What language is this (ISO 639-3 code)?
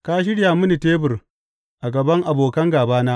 hau